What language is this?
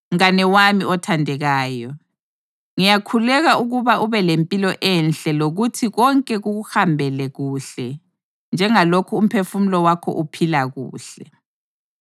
North Ndebele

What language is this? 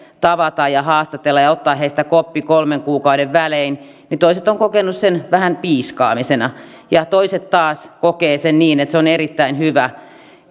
Finnish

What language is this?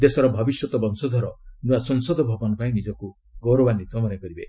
Odia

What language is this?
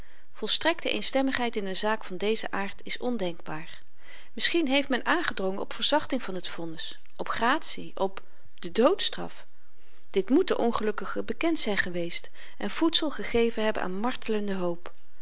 Dutch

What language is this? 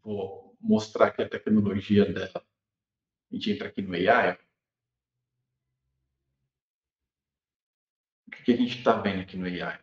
Portuguese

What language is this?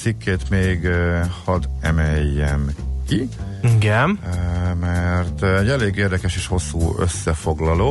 Hungarian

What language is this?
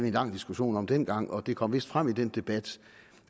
Danish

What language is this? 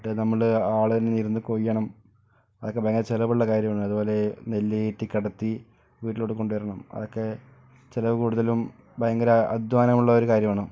Malayalam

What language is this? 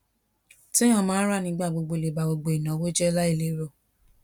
Yoruba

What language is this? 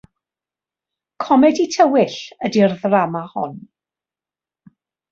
Welsh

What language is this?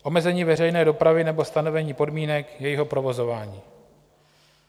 Czech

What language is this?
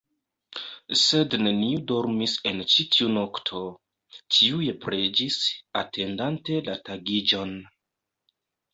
Esperanto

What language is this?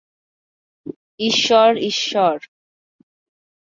Bangla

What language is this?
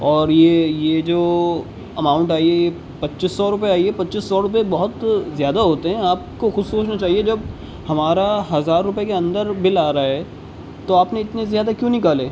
Urdu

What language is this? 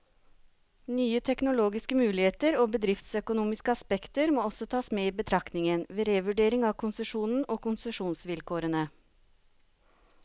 Norwegian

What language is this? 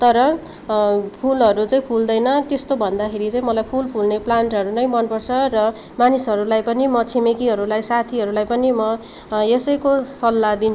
Nepali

